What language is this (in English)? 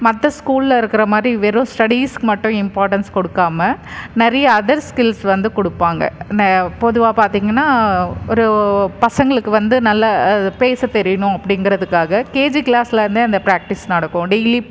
Tamil